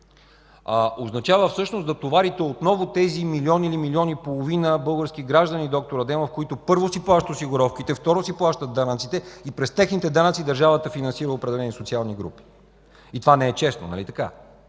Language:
Bulgarian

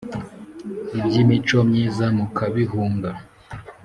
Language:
Kinyarwanda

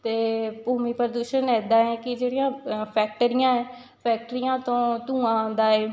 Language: Punjabi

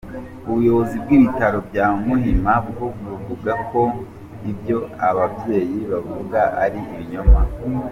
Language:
Kinyarwanda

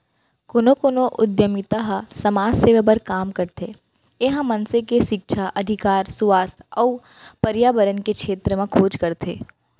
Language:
Chhattisgarhi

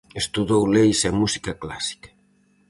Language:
Galician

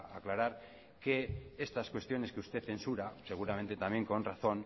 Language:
Spanish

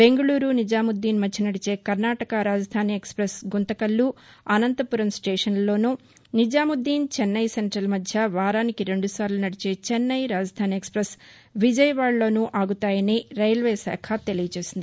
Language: Telugu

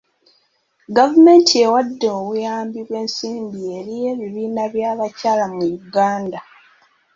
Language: Ganda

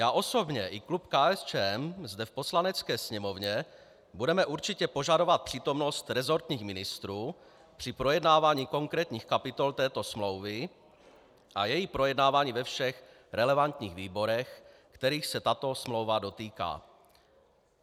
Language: Czech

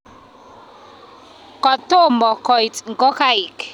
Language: Kalenjin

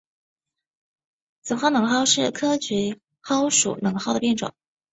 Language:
Chinese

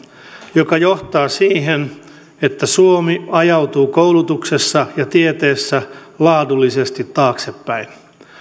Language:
Finnish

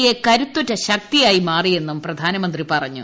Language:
Malayalam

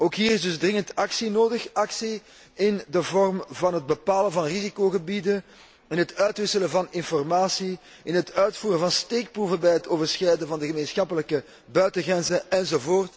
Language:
Dutch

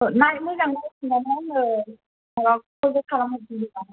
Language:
Bodo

